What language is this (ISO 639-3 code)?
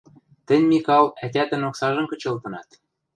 mrj